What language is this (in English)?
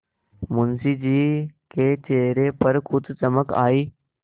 Hindi